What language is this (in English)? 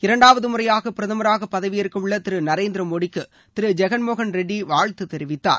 Tamil